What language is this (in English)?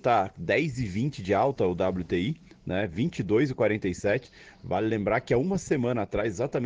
Portuguese